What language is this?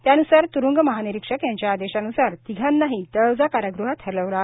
Marathi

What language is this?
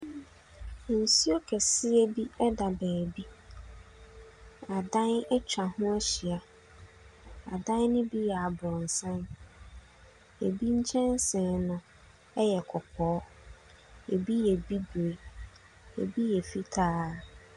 Akan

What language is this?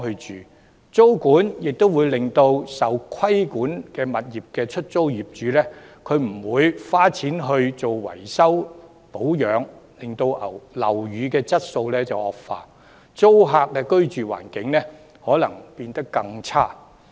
Cantonese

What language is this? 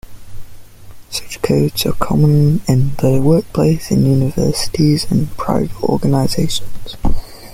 English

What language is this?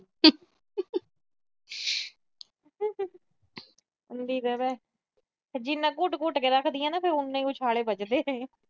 Punjabi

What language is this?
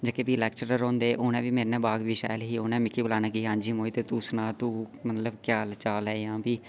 Dogri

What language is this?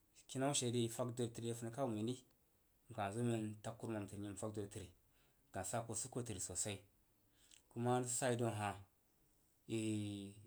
Jiba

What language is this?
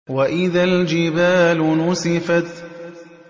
Arabic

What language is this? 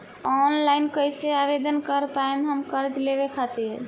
Bhojpuri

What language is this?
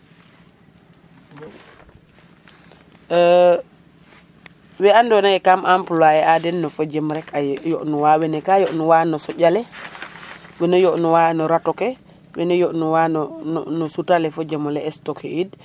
Serer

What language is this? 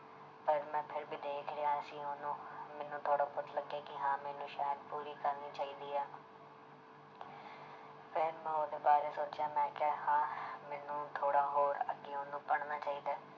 Punjabi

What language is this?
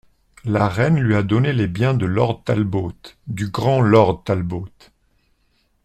French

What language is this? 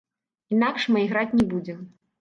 Belarusian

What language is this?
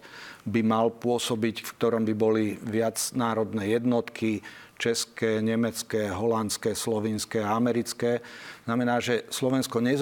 Slovak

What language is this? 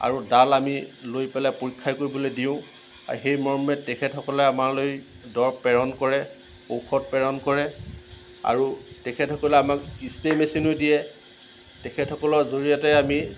Assamese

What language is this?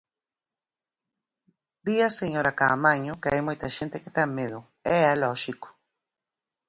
Galician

